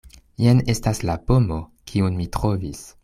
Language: Esperanto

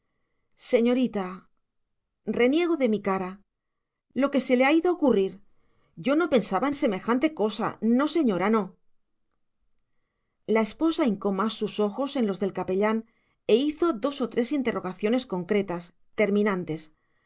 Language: Spanish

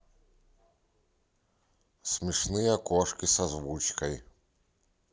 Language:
Russian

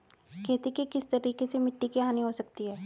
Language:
Hindi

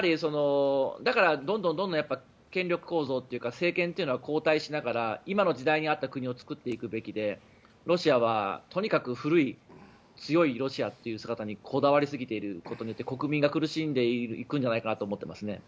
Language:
Japanese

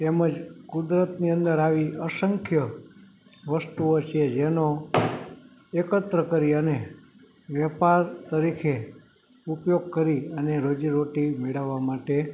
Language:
Gujarati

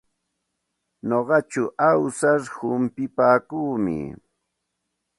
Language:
Santa Ana de Tusi Pasco Quechua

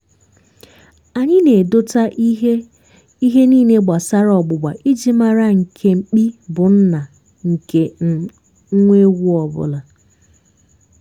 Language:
Igbo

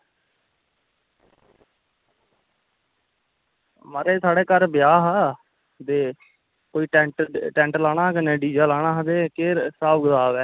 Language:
Dogri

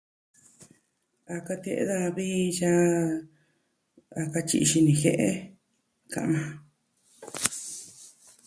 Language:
Southwestern Tlaxiaco Mixtec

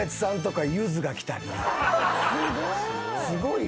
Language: Japanese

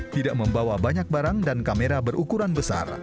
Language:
Indonesian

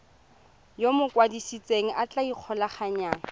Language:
Tswana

